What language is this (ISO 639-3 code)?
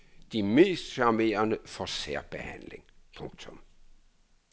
dan